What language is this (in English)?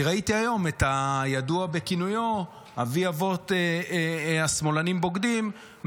Hebrew